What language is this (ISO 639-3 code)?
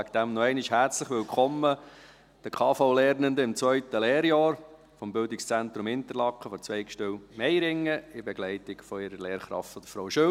gsw